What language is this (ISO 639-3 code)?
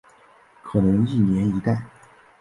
zho